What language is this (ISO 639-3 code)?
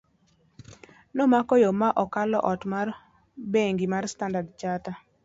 luo